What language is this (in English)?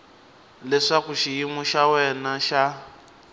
Tsonga